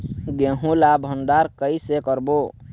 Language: Chhattisgarhi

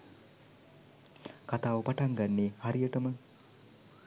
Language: Sinhala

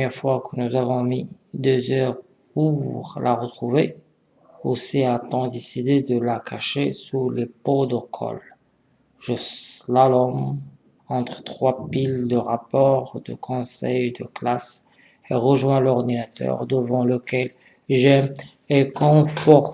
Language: French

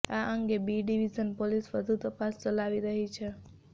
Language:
Gujarati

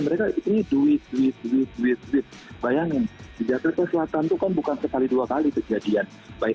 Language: Indonesian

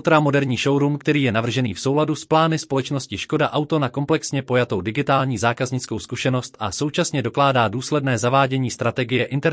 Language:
Czech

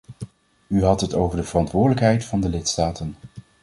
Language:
Dutch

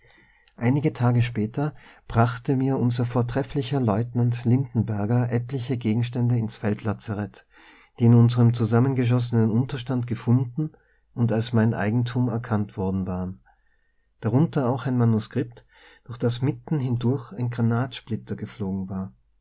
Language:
German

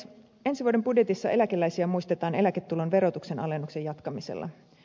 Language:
Finnish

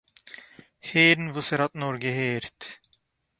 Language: Yiddish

